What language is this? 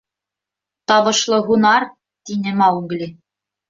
Bashkir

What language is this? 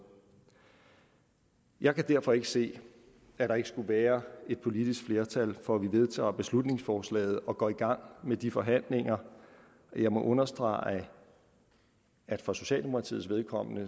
Danish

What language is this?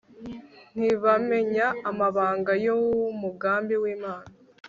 Kinyarwanda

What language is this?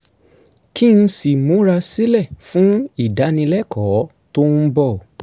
Yoruba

